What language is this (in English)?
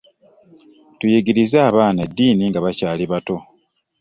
Ganda